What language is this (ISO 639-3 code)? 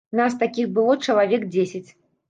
bel